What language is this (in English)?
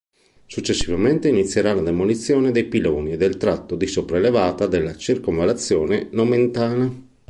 Italian